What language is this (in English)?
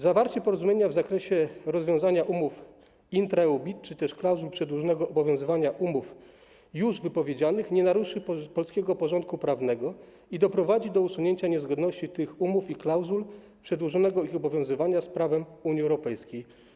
Polish